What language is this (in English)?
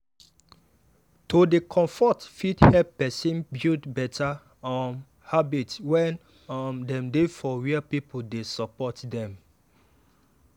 Nigerian Pidgin